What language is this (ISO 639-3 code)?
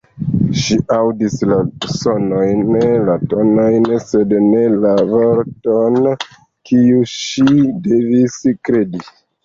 epo